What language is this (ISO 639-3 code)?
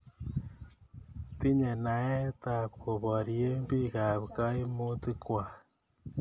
kln